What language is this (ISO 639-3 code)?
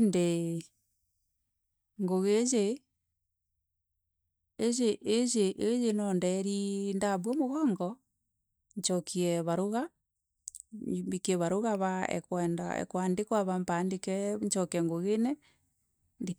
mer